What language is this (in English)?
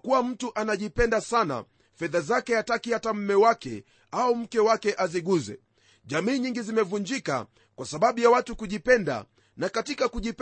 Swahili